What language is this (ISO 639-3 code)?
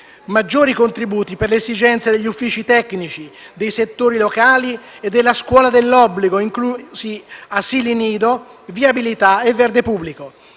ita